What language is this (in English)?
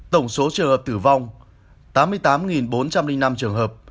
Vietnamese